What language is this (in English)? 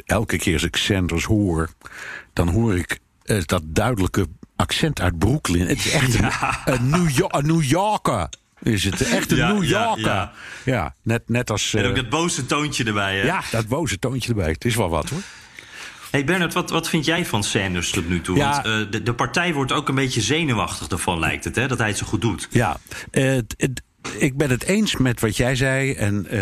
Dutch